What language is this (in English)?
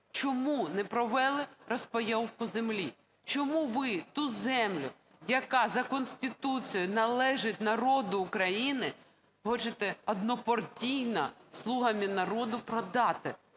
Ukrainian